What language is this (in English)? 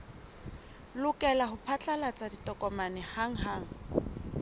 Southern Sotho